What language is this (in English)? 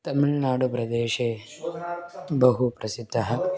Sanskrit